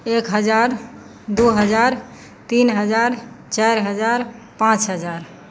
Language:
Maithili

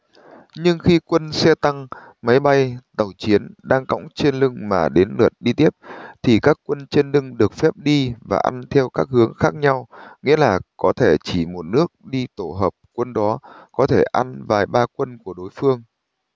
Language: Vietnamese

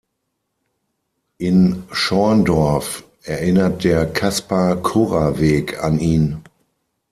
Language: German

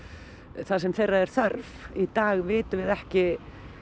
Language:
Icelandic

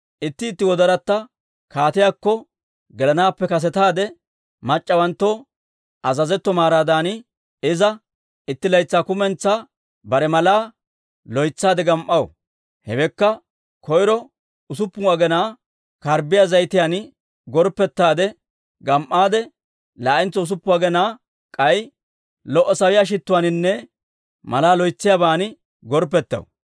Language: Dawro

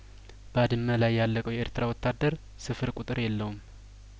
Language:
Amharic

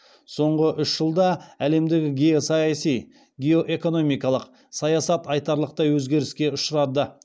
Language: Kazakh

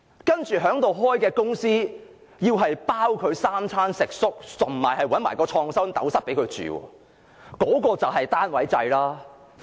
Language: Cantonese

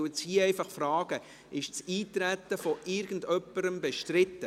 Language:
Swiss German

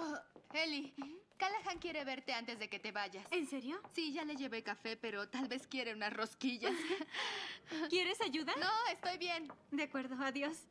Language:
Spanish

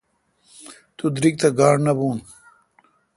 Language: Kalkoti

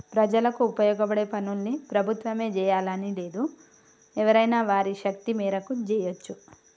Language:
Telugu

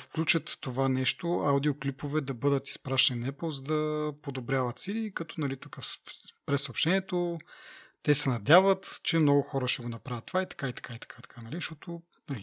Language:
Bulgarian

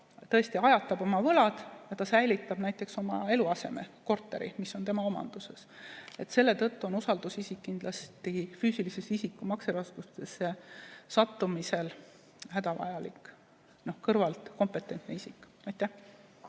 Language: Estonian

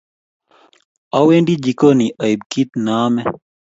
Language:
Kalenjin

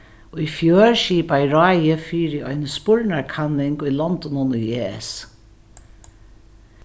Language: Faroese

